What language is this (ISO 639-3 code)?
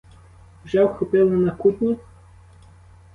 ukr